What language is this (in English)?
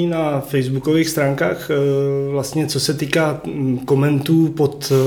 Czech